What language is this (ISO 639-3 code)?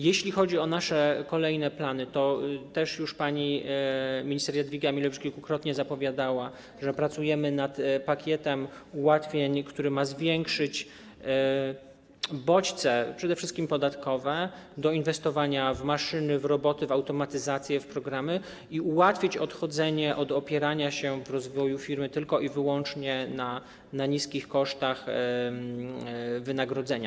pol